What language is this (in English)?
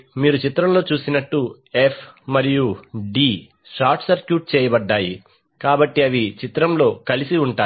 Telugu